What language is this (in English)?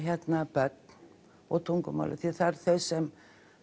Icelandic